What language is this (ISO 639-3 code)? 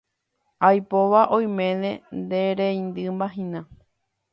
grn